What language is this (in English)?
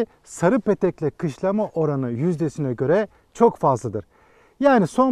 Turkish